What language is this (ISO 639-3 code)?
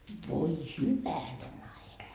fin